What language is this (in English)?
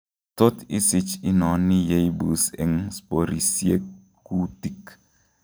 Kalenjin